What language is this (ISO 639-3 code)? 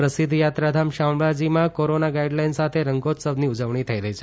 guj